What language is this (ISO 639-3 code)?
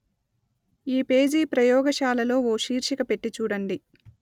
tel